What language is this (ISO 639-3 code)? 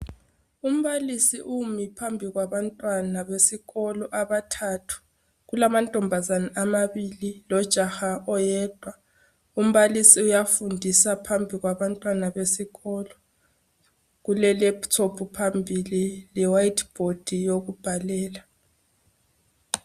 nde